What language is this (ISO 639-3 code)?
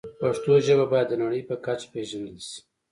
pus